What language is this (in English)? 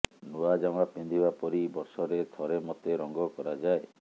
Odia